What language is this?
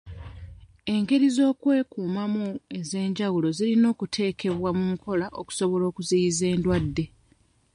Ganda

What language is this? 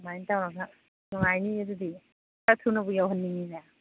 Manipuri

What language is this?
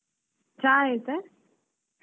Kannada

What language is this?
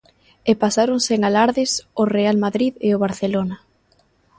Galician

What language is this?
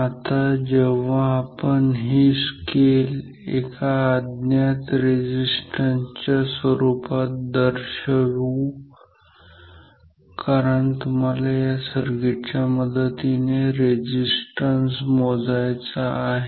Marathi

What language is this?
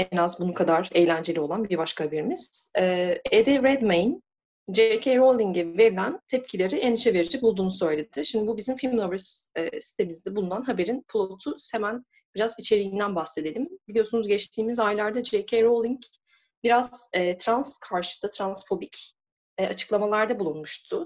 Turkish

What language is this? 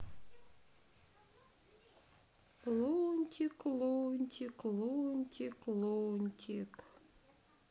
Russian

